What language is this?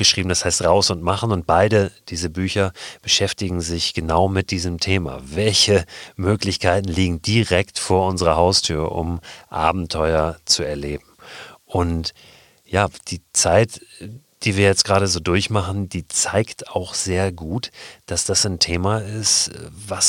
German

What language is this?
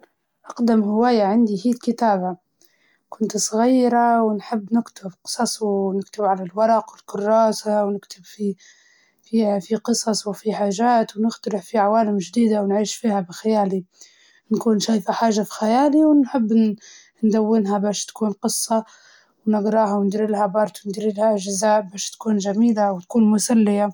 Libyan Arabic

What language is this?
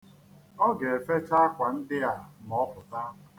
Igbo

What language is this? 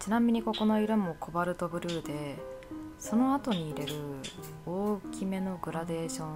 Japanese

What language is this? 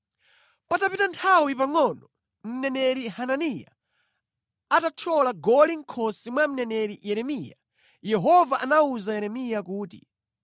Nyanja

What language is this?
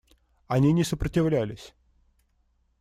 Russian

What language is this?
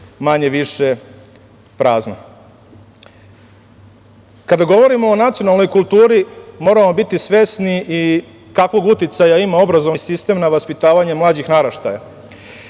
Serbian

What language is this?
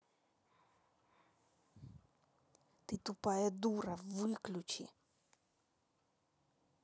Russian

